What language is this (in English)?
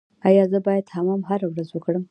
Pashto